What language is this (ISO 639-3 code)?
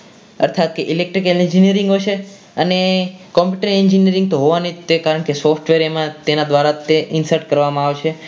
guj